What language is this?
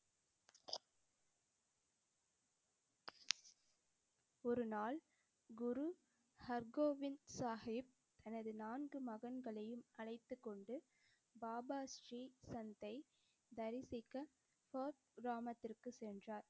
Tamil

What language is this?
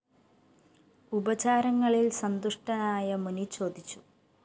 Malayalam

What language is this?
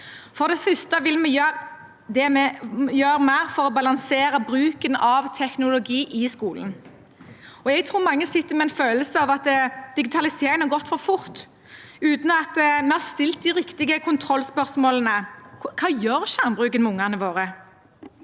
Norwegian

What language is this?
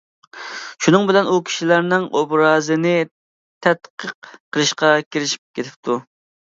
Uyghur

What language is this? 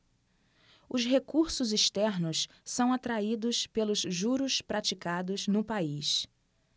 Portuguese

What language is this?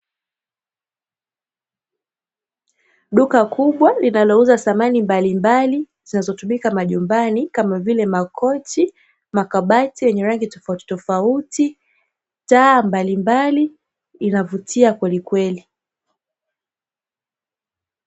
Swahili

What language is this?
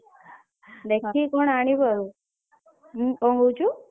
Odia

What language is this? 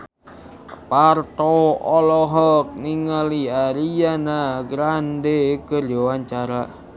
Sundanese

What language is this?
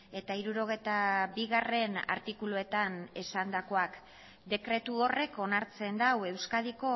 Basque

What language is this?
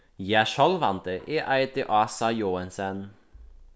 Faroese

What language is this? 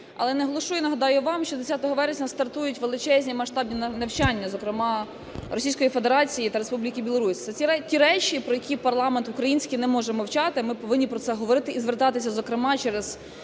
Ukrainian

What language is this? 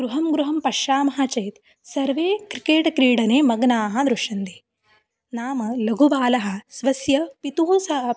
Sanskrit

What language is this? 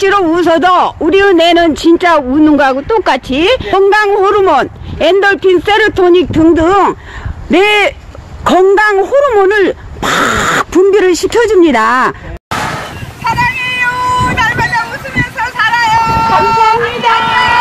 Korean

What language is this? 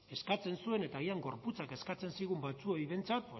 Basque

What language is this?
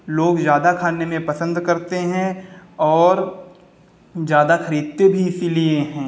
Hindi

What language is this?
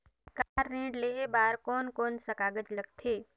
Chhattisgarhi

